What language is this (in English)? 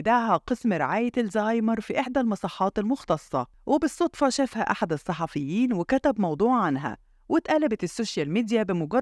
Arabic